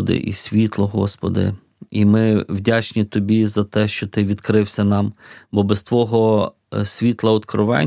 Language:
Ukrainian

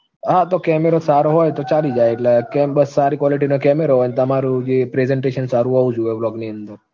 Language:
Gujarati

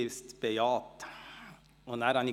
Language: Swiss German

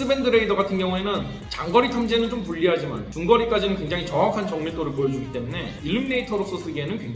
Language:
Korean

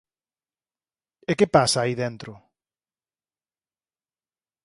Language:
Galician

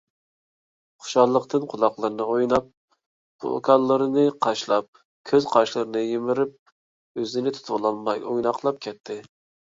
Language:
Uyghur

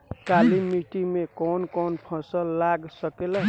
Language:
Bhojpuri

